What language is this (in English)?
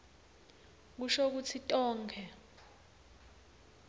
Swati